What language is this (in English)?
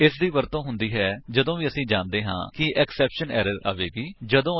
Punjabi